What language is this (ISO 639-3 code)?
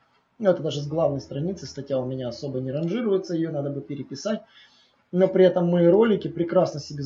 rus